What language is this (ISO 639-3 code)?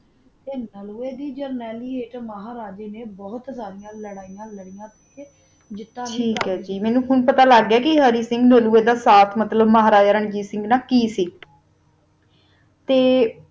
pan